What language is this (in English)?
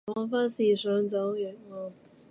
Cantonese